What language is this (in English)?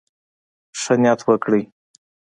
Pashto